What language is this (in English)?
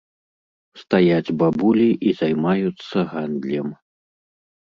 Belarusian